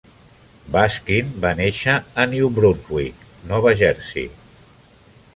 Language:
Catalan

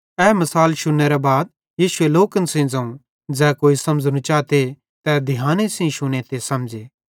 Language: Bhadrawahi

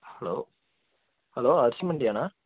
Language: Tamil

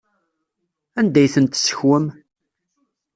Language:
Kabyle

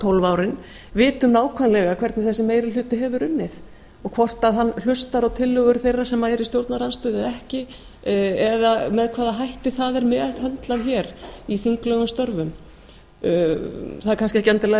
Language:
Icelandic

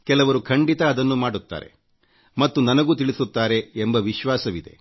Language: Kannada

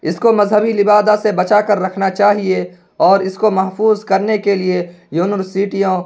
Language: Urdu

